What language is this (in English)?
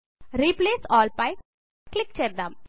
Telugu